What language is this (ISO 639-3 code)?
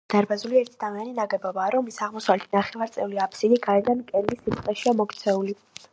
kat